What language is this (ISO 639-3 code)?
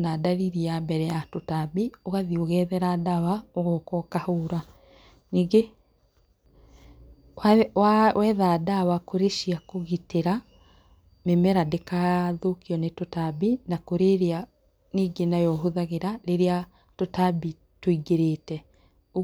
kik